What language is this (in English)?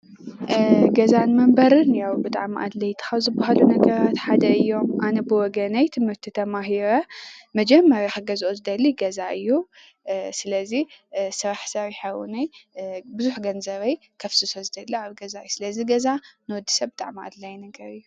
Tigrinya